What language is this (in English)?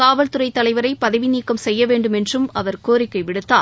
Tamil